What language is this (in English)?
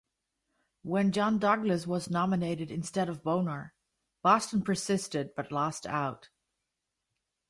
English